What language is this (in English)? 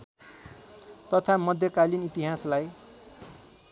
Nepali